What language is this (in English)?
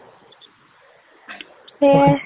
Assamese